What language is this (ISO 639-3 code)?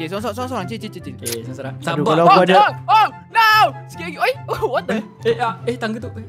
msa